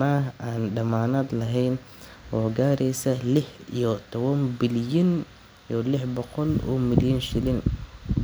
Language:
Somali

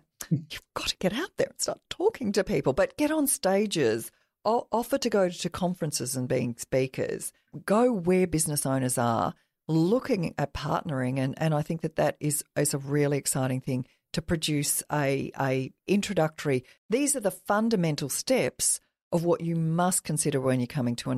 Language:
English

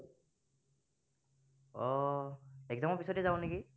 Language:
Assamese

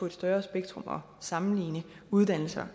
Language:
Danish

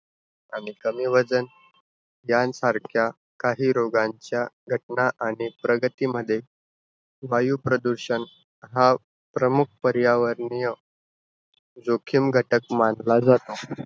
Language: Marathi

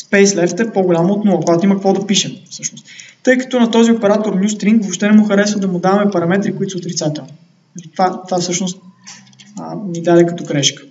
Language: Bulgarian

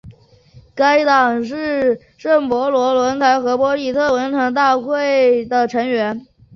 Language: Chinese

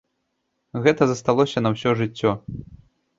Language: Belarusian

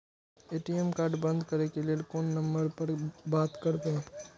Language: Maithili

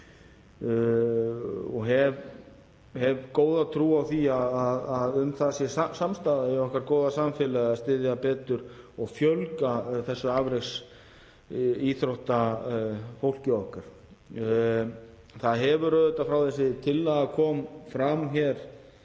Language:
Icelandic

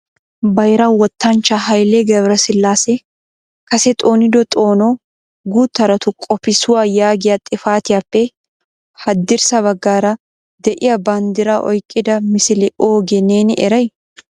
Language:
Wolaytta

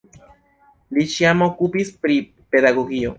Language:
Esperanto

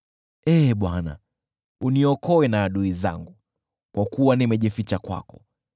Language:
Swahili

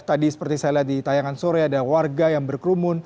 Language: Indonesian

